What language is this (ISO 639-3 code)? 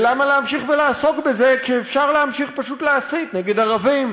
heb